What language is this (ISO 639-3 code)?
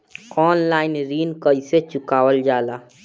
bho